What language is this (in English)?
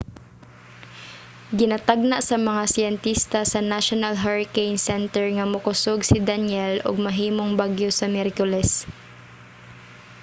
Cebuano